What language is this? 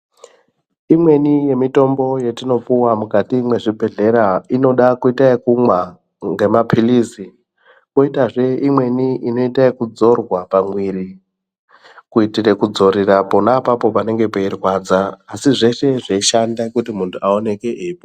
Ndau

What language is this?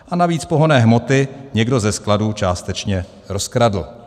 Czech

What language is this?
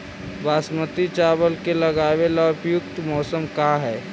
Magahi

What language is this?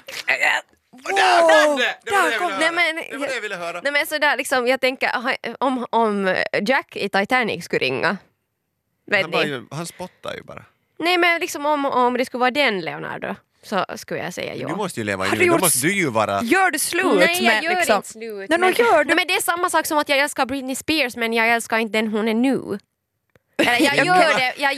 Swedish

